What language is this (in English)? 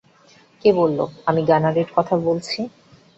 Bangla